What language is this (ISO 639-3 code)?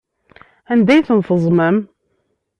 kab